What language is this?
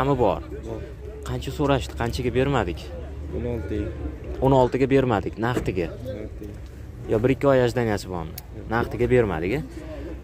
Turkish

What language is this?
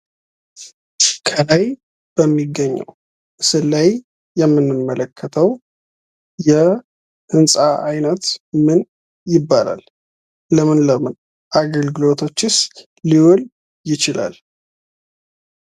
Amharic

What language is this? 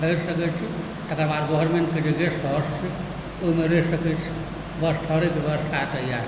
Maithili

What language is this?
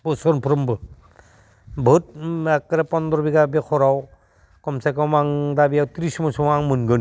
Bodo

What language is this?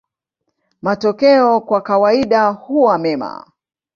Swahili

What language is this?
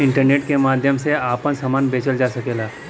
Bhojpuri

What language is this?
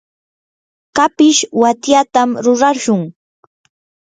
Yanahuanca Pasco Quechua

